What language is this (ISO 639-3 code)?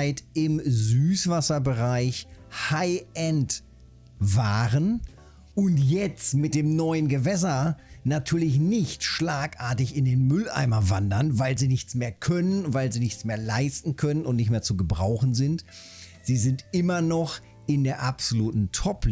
deu